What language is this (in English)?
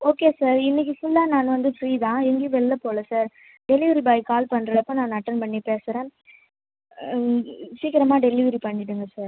Tamil